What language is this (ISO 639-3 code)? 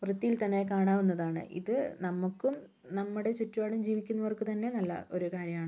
mal